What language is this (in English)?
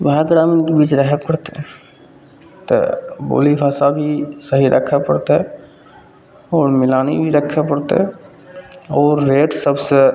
Maithili